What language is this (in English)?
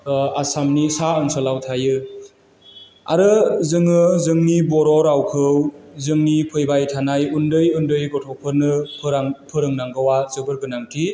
Bodo